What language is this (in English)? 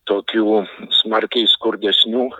Lithuanian